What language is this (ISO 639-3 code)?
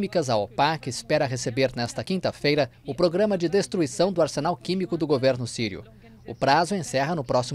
por